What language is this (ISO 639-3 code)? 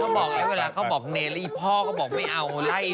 tha